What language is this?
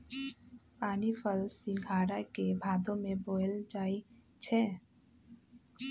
Magahi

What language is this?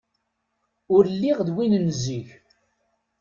Kabyle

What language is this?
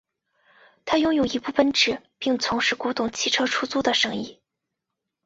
Chinese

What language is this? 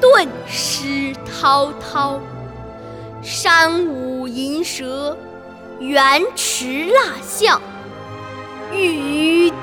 Chinese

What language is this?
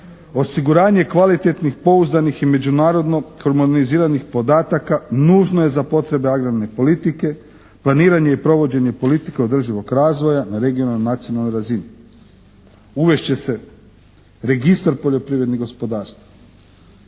Croatian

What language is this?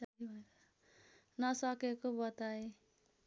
Nepali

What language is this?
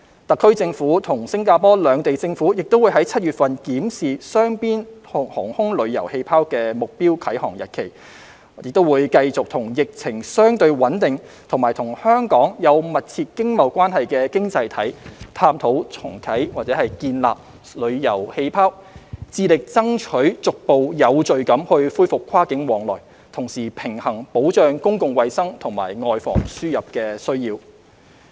Cantonese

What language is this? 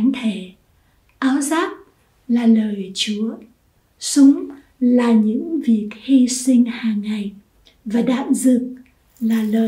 Vietnamese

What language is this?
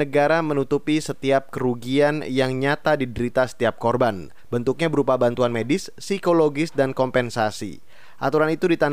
Indonesian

